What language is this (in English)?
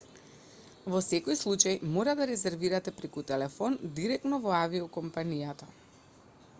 Macedonian